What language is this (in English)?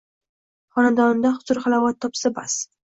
Uzbek